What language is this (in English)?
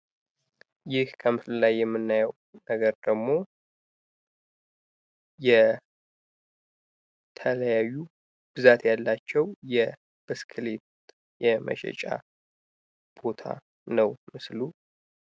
Amharic